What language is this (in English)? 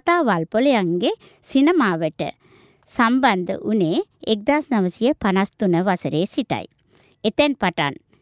Japanese